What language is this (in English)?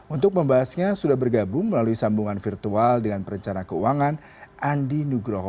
Indonesian